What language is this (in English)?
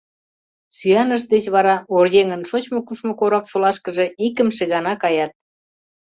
Mari